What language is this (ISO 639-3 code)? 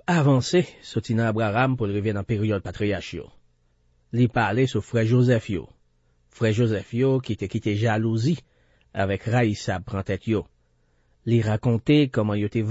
fra